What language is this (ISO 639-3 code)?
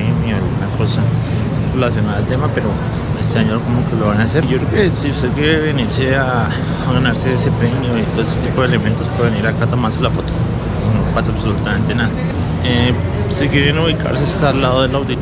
spa